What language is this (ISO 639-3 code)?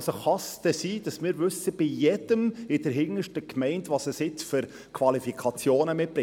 gsw